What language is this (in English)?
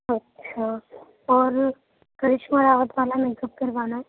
Urdu